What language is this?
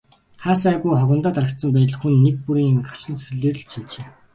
Mongolian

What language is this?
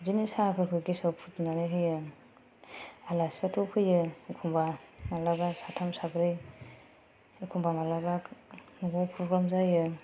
Bodo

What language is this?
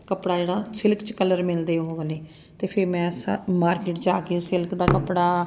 Punjabi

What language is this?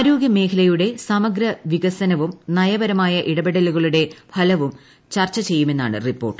Malayalam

